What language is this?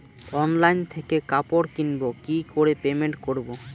Bangla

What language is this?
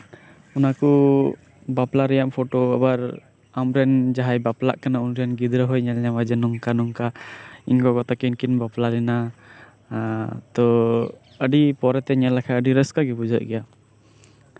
Santali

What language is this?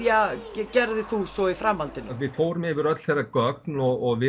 Icelandic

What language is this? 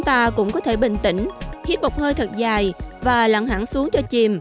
Vietnamese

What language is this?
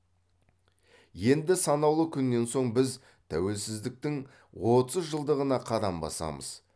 Kazakh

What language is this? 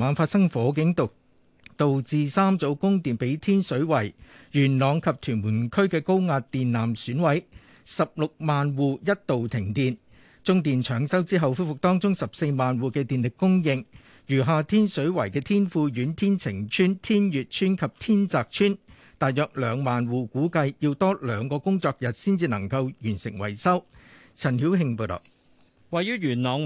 Chinese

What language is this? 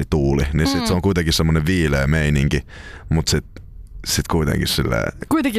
Finnish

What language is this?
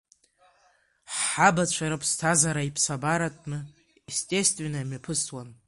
Abkhazian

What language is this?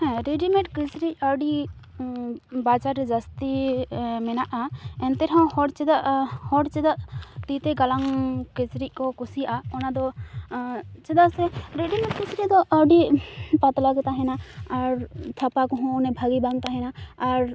Santali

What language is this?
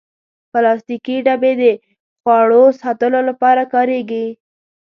Pashto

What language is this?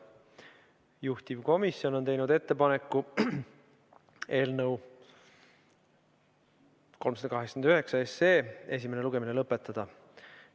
Estonian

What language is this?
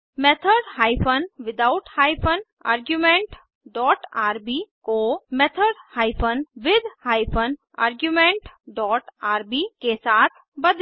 Hindi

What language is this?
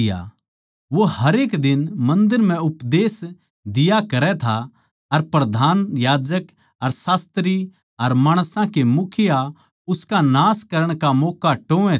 Haryanvi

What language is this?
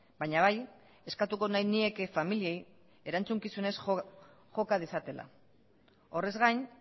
Basque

